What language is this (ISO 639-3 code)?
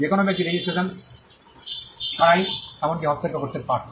ben